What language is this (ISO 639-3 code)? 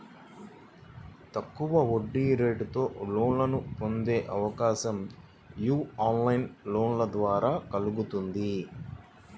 tel